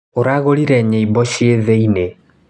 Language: Kikuyu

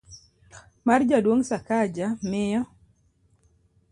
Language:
Luo (Kenya and Tanzania)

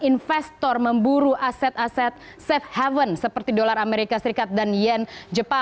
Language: Indonesian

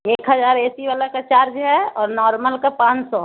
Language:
Urdu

